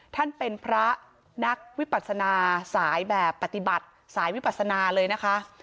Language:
Thai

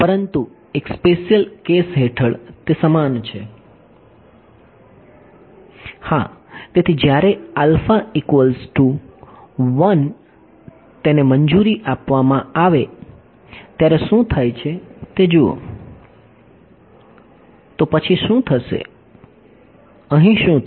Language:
Gujarati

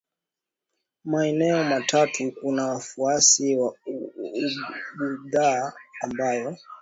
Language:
Swahili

